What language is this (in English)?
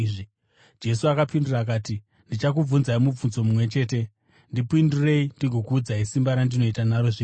Shona